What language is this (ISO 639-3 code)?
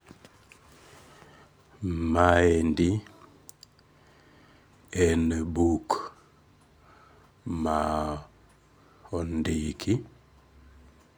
luo